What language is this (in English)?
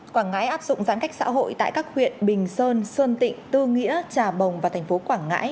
Vietnamese